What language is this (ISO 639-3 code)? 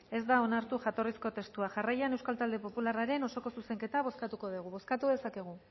eus